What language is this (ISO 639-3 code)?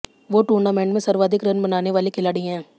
hin